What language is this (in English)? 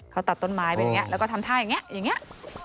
Thai